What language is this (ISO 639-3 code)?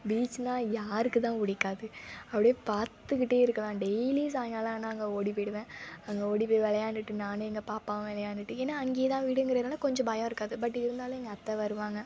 tam